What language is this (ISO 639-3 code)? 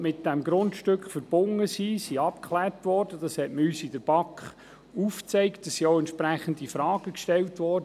gsw